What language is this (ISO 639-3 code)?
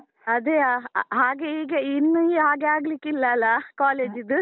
kan